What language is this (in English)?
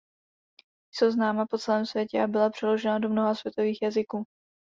Czech